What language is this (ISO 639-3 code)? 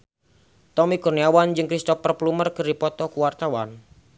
sun